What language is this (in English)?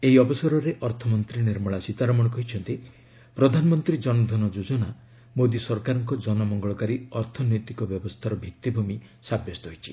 Odia